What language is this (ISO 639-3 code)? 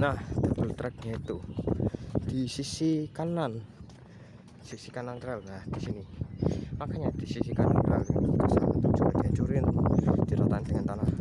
ind